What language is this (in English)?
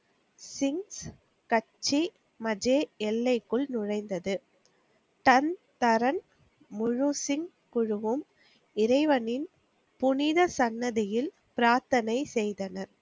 Tamil